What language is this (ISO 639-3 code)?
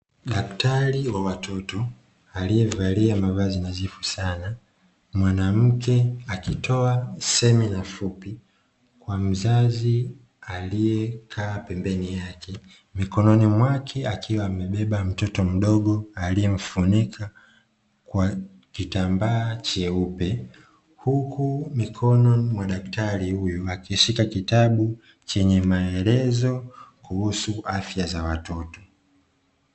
swa